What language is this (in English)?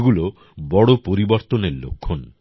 Bangla